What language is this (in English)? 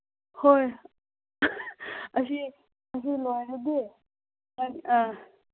Manipuri